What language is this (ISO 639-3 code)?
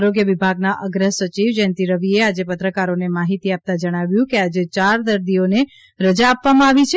guj